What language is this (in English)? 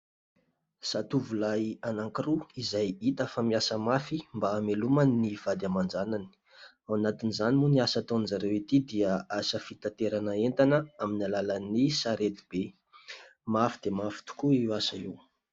Malagasy